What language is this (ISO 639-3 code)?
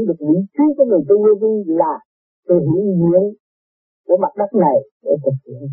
vie